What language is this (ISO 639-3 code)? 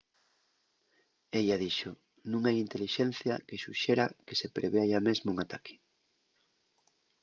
ast